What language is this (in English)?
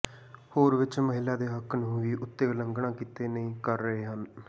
Punjabi